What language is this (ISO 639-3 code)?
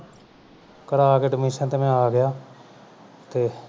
pan